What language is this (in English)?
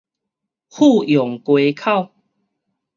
Min Nan Chinese